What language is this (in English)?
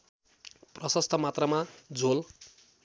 Nepali